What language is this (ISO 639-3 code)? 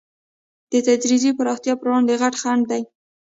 pus